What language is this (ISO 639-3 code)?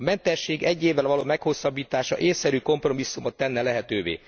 hun